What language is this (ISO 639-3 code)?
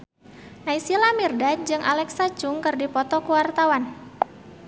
sun